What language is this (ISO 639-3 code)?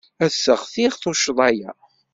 kab